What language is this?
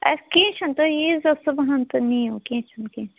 Kashmiri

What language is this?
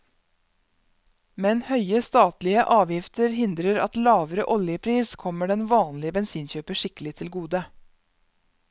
Norwegian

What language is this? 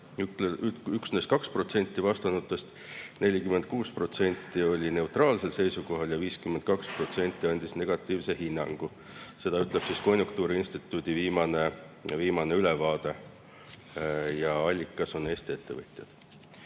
Estonian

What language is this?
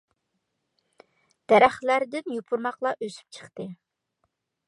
Uyghur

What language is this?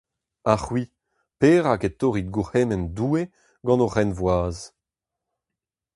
Breton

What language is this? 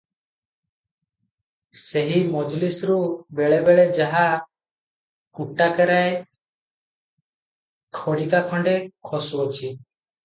Odia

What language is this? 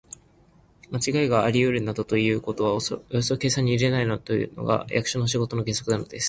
Japanese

